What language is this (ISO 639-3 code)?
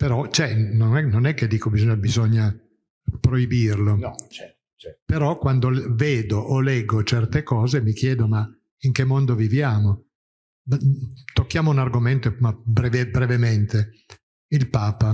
ita